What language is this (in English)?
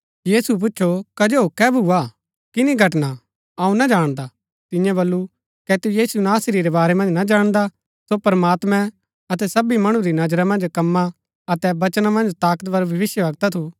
Gaddi